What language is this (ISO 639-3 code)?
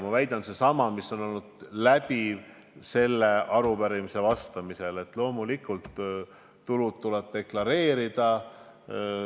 est